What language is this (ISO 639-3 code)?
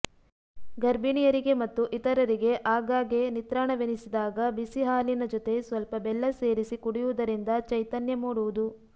kan